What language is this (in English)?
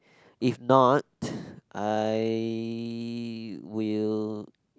English